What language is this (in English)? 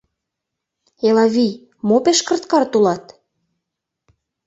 Mari